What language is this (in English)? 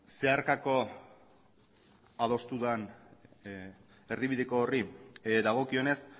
Basque